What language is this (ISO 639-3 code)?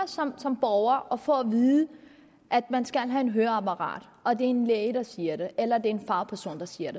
dan